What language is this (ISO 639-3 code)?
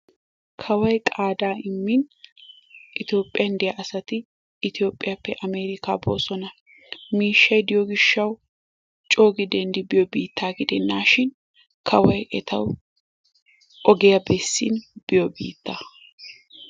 wal